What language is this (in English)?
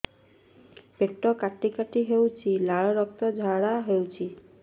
Odia